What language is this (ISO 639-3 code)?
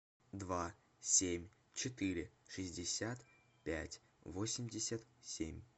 rus